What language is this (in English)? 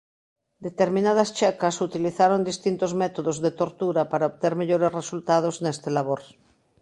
Galician